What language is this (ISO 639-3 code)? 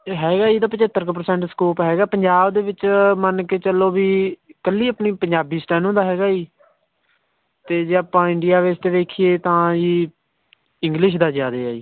pan